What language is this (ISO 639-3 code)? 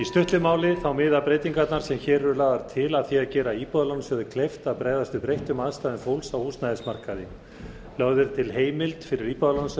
isl